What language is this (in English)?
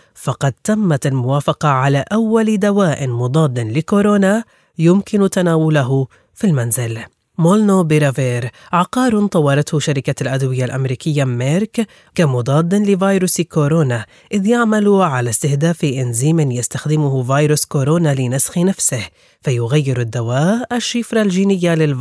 Arabic